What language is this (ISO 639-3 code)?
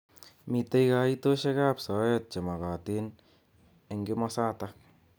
kln